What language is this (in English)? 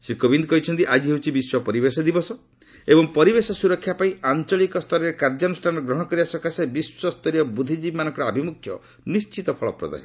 Odia